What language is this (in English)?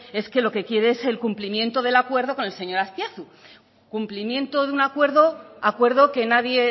Spanish